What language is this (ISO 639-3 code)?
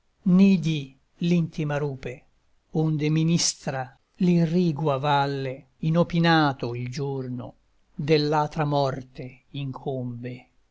ita